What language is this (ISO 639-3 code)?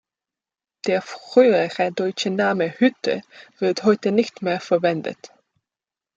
deu